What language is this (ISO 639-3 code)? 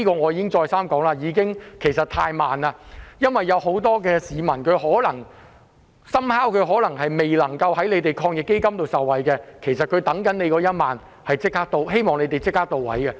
yue